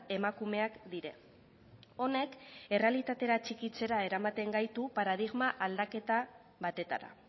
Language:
Basque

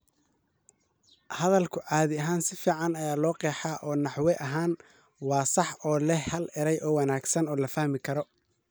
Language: Somali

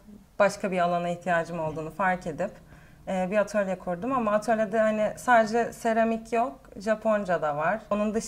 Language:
Turkish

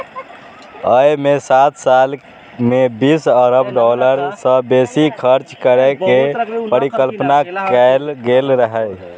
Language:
Maithili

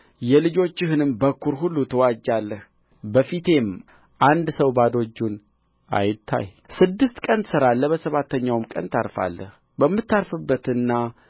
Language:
Amharic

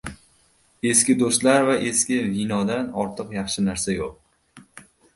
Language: Uzbek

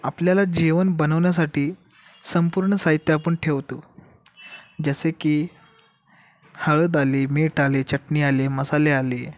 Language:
Marathi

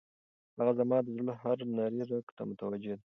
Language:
Pashto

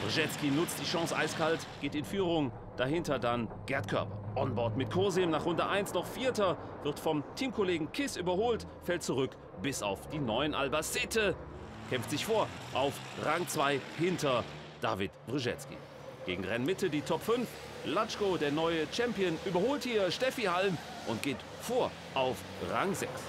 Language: German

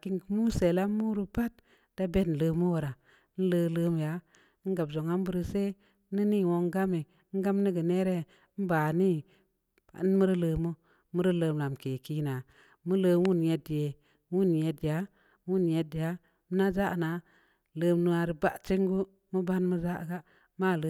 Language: Samba Leko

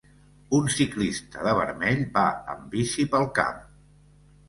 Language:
Catalan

